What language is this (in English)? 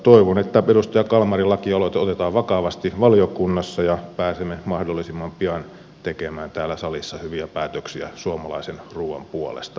Finnish